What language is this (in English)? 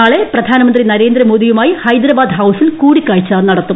Malayalam